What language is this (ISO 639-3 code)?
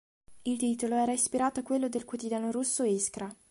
ita